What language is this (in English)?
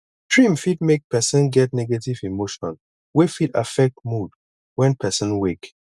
Nigerian Pidgin